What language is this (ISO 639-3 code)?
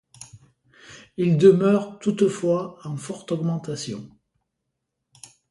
fra